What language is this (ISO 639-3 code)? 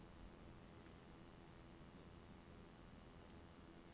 nor